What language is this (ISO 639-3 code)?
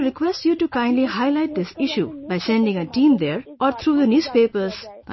eng